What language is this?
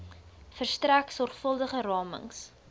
Afrikaans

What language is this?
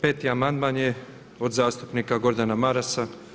Croatian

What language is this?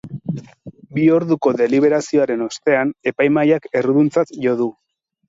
Basque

